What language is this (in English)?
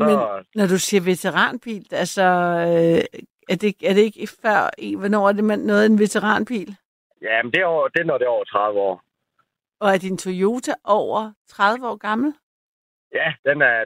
Danish